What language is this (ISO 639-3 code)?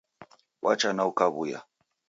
dav